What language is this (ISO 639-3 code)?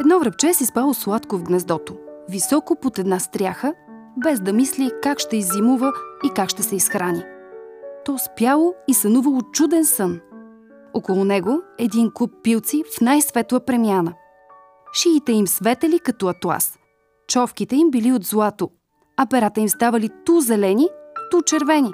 bul